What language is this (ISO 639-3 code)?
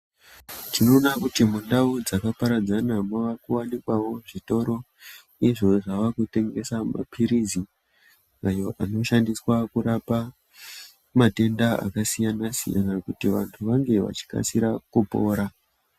ndc